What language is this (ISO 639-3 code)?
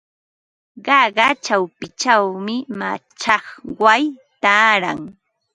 qva